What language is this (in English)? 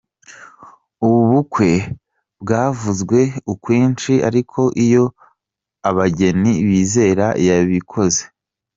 Kinyarwanda